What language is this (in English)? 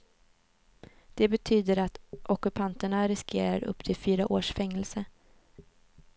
Swedish